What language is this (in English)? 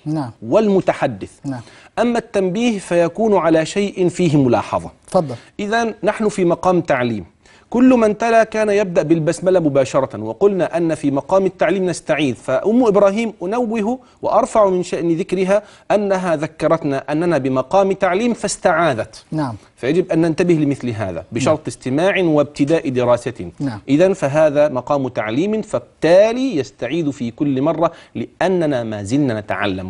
Arabic